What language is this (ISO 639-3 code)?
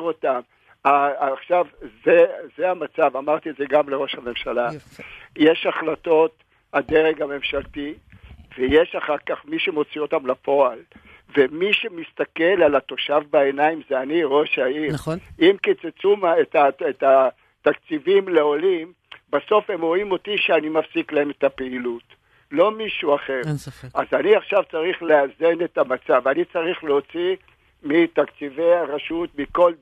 heb